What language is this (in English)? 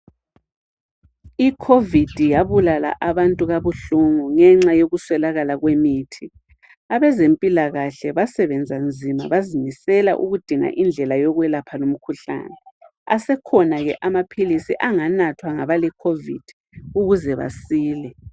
North Ndebele